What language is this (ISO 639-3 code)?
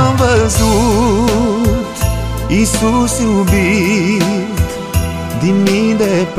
ron